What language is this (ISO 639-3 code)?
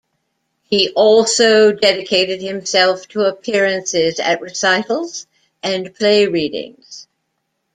eng